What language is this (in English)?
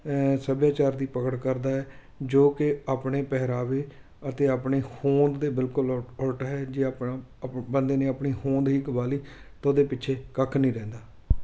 Punjabi